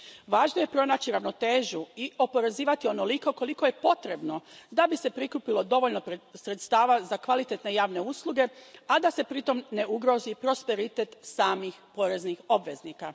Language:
Croatian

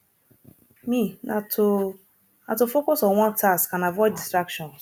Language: Nigerian Pidgin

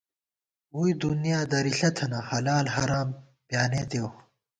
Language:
Gawar-Bati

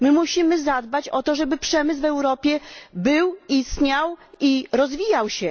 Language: Polish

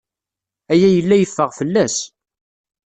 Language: Kabyle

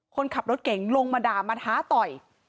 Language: Thai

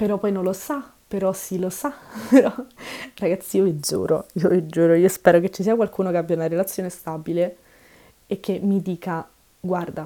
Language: Italian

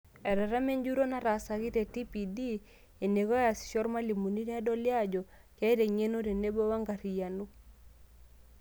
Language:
Masai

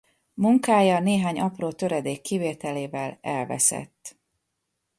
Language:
Hungarian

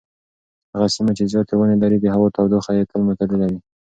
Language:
Pashto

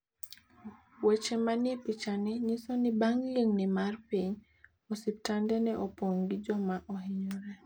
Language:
Luo (Kenya and Tanzania)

